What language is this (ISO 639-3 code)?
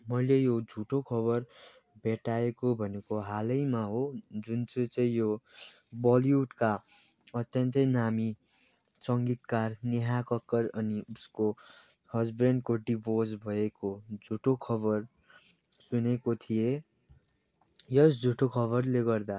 nep